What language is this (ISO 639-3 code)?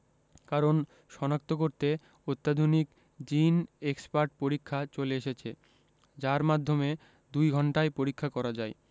ben